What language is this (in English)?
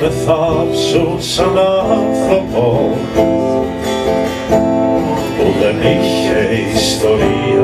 Greek